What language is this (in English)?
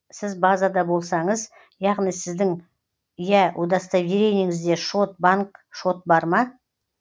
Kazakh